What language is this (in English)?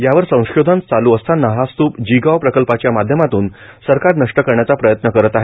Marathi